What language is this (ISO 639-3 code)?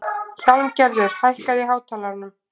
isl